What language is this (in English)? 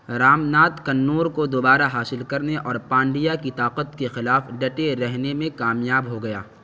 Urdu